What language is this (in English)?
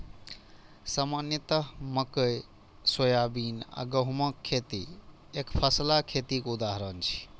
Maithili